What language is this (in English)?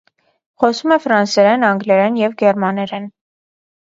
Armenian